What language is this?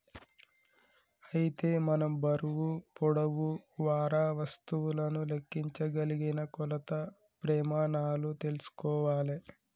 Telugu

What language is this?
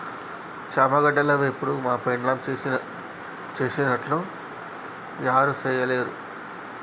Telugu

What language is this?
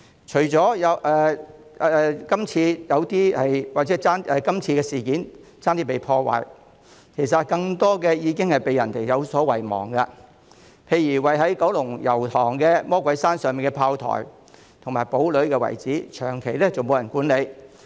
Cantonese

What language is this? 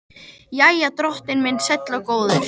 Icelandic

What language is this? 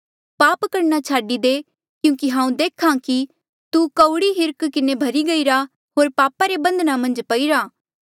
Mandeali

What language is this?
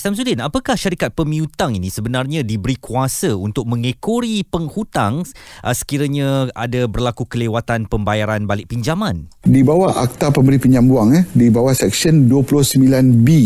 Malay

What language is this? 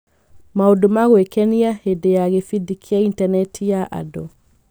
Kikuyu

